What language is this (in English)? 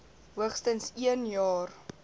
Afrikaans